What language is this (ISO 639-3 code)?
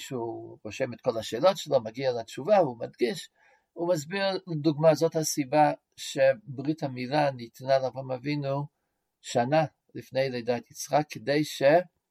heb